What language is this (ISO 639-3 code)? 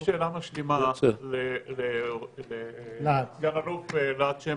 heb